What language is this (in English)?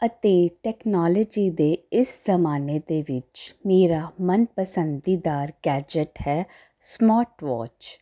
Punjabi